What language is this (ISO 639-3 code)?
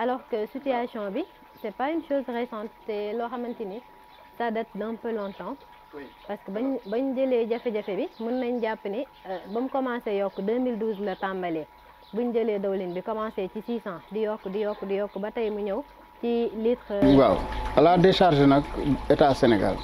fra